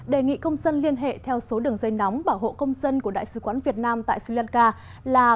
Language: Vietnamese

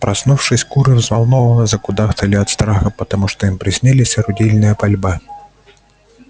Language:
Russian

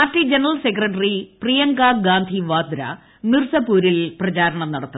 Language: Malayalam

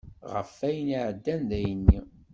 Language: Kabyle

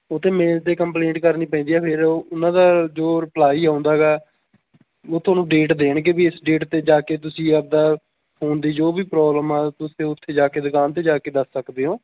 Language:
Punjabi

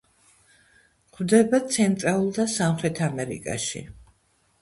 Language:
Georgian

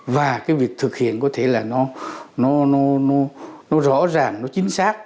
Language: Vietnamese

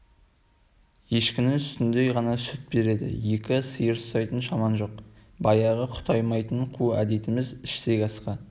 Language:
Kazakh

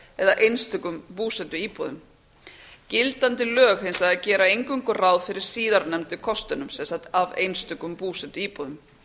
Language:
Icelandic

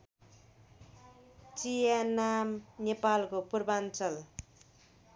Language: Nepali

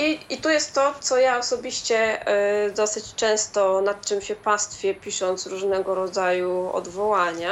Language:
Polish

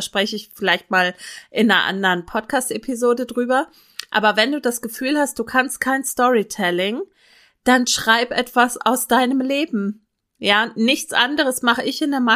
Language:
German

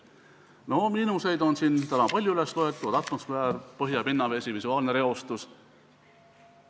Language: Estonian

